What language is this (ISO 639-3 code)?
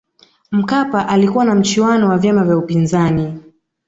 swa